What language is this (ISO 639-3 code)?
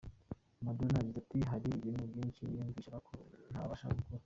kin